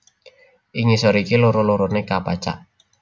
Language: Javanese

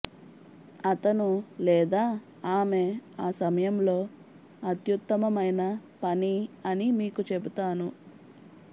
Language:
Telugu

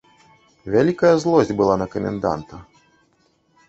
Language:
Belarusian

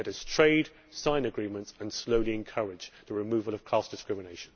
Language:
English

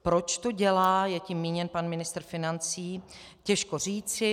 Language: Czech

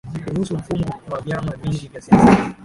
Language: Swahili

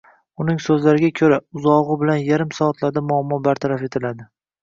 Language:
Uzbek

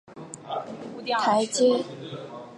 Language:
Chinese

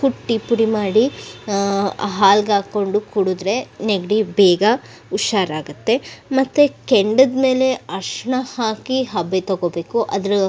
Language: Kannada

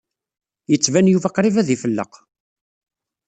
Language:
Kabyle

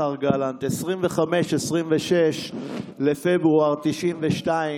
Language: Hebrew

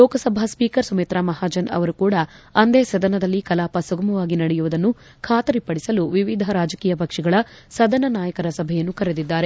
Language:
Kannada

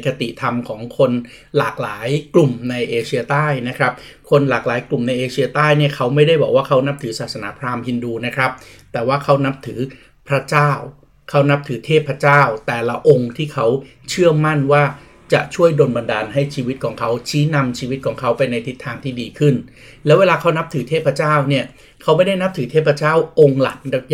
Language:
Thai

